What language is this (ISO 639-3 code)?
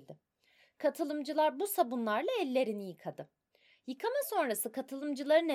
tur